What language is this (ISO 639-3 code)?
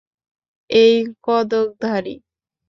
ben